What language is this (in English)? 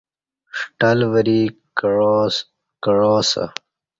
Kati